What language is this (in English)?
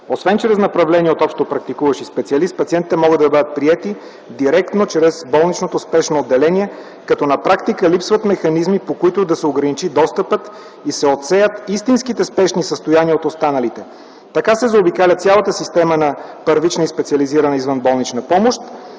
Bulgarian